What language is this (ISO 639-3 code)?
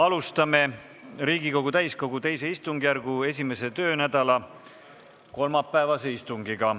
est